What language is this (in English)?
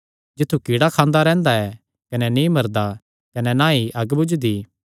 Kangri